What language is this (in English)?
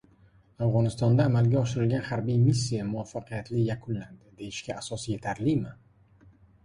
Uzbek